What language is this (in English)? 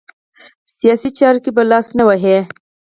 Pashto